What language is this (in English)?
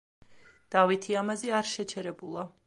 Georgian